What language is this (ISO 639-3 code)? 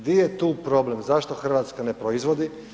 hrv